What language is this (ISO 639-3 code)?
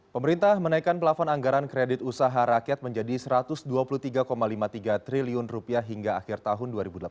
ind